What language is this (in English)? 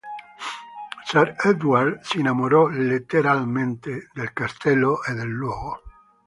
Italian